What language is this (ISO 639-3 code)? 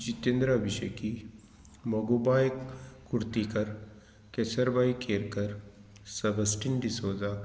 kok